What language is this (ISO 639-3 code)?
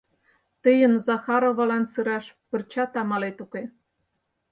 chm